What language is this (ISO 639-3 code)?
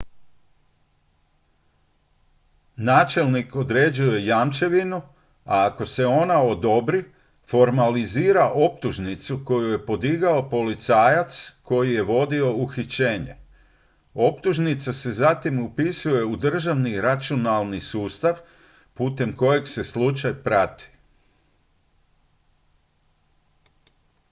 hrv